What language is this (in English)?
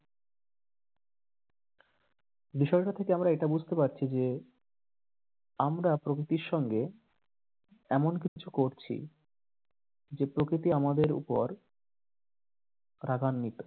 Bangla